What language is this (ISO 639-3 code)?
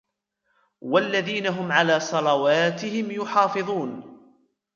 ara